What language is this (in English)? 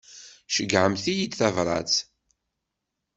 Kabyle